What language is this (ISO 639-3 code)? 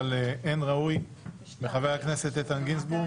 heb